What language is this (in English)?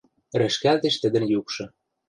Western Mari